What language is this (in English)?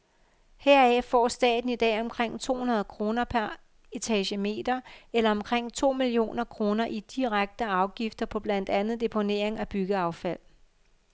Danish